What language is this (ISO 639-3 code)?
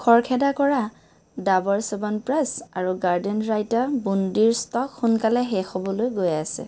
asm